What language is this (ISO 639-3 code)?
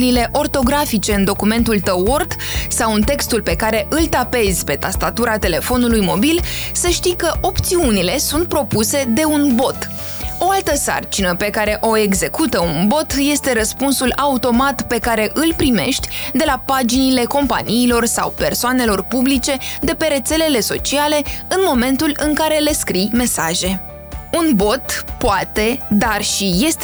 ron